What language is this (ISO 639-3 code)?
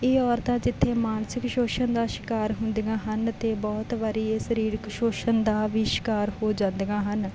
pan